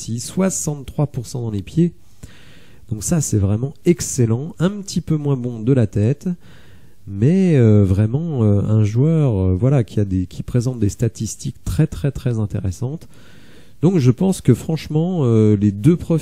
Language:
French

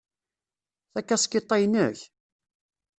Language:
Kabyle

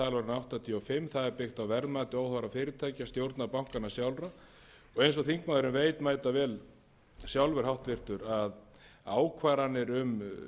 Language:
Icelandic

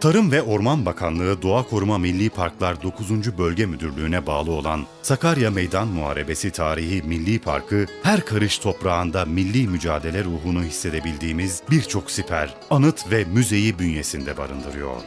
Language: Turkish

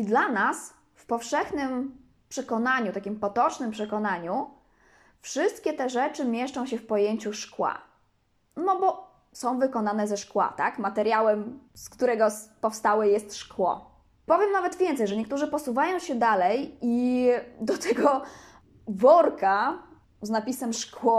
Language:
Polish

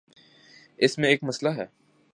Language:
Urdu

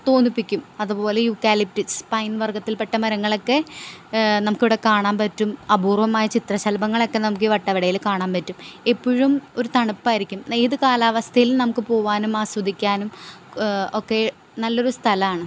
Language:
Malayalam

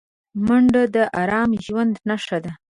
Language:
Pashto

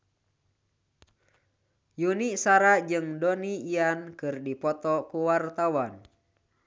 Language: Sundanese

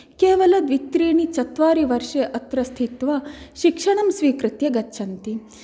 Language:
Sanskrit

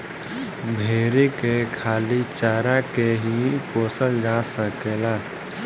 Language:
Bhojpuri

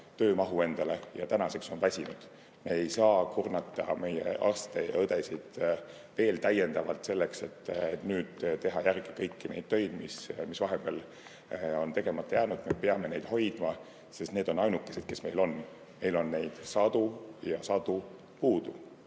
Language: Estonian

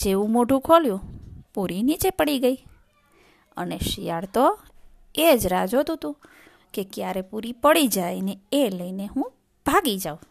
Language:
Gujarati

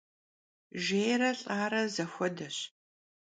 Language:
Kabardian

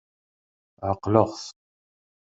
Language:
Kabyle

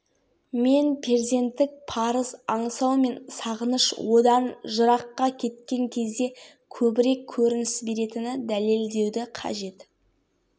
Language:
Kazakh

